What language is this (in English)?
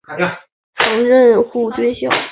Chinese